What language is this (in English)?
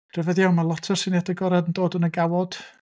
Welsh